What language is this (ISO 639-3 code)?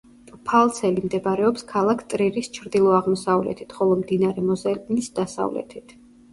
kat